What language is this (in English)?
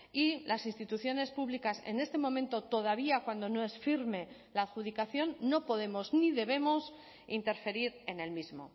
Spanish